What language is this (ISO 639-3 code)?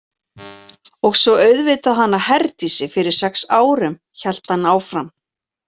isl